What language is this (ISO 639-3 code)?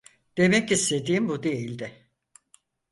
tur